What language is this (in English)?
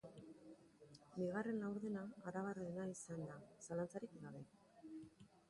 Basque